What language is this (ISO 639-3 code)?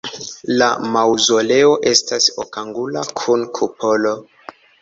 epo